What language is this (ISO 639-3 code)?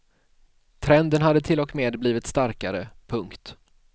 swe